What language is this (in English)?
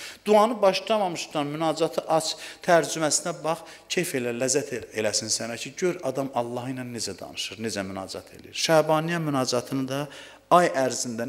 Turkish